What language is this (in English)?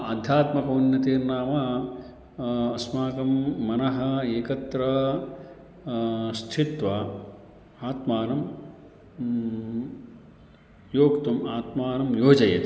Sanskrit